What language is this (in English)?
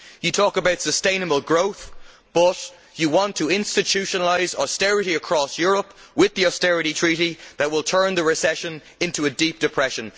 English